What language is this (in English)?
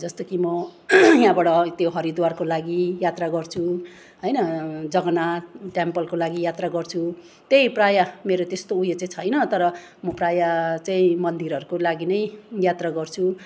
Nepali